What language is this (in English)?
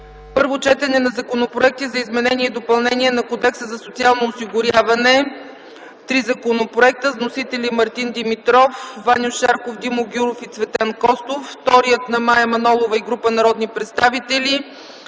Bulgarian